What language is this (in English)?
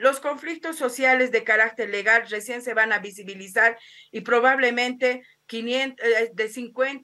Spanish